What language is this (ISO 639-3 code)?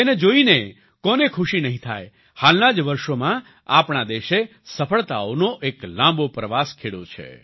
guj